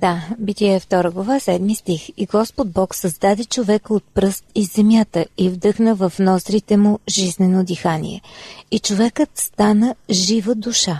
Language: Bulgarian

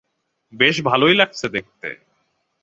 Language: Bangla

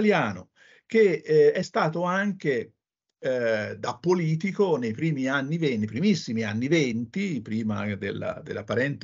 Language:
Italian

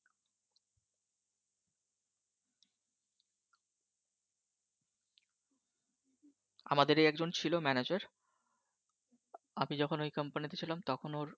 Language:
Bangla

